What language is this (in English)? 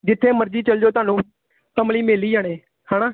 Punjabi